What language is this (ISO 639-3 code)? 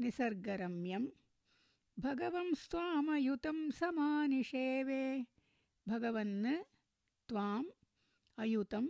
tam